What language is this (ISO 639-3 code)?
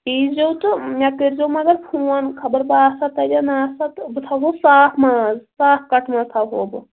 kas